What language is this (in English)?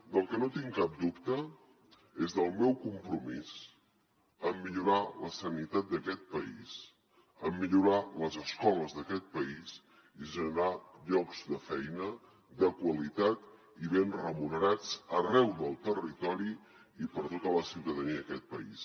Catalan